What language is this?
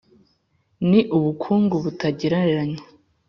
Kinyarwanda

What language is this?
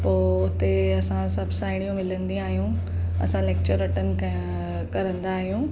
Sindhi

